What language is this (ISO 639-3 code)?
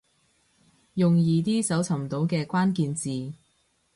yue